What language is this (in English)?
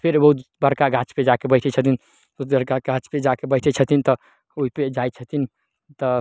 Maithili